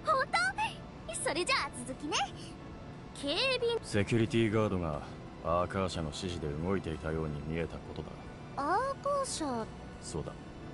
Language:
Japanese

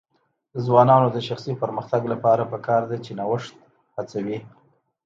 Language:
Pashto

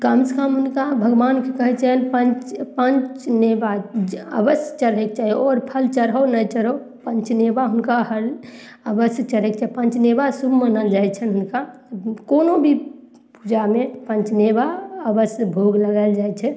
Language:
Maithili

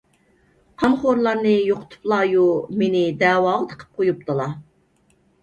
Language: Uyghur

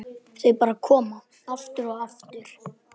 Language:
Icelandic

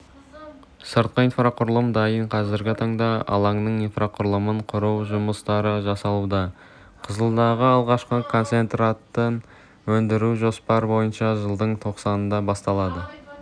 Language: Kazakh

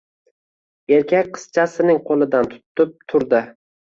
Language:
Uzbek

